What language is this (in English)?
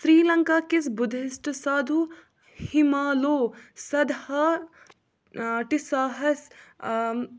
Kashmiri